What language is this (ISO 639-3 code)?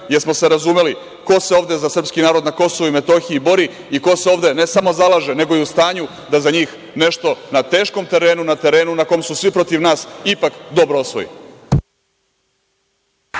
srp